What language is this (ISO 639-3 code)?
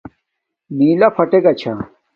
dmk